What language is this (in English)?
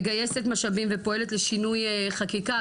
Hebrew